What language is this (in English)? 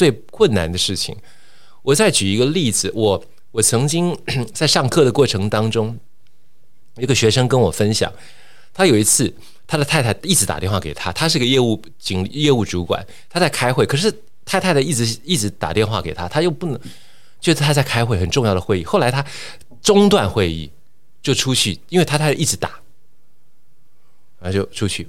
Chinese